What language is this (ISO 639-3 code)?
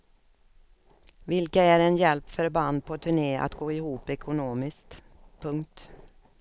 swe